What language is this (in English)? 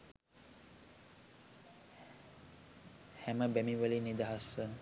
Sinhala